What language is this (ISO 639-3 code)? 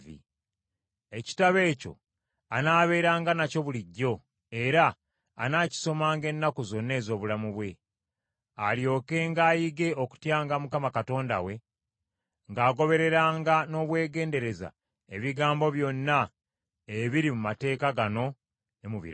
lug